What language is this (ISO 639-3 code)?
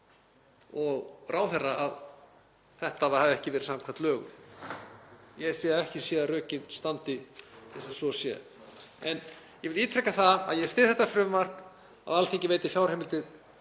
isl